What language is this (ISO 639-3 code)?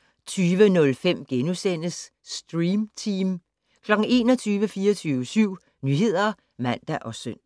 dan